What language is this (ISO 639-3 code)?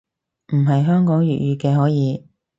yue